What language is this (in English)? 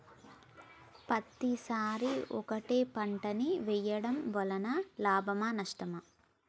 Telugu